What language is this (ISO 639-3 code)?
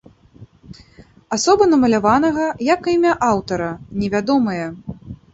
bel